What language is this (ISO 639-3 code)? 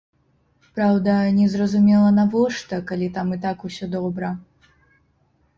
bel